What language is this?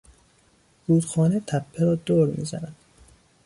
Persian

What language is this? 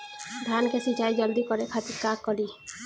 Bhojpuri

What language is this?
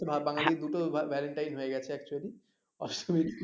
Bangla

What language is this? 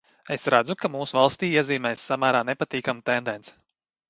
Latvian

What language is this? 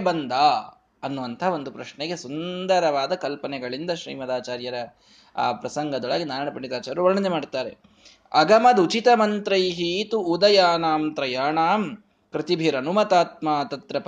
Kannada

